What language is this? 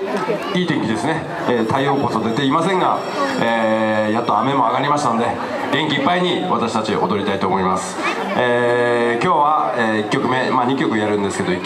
Japanese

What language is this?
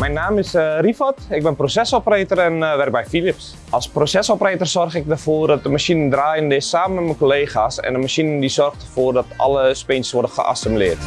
Dutch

